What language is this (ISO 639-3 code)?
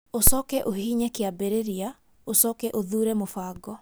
kik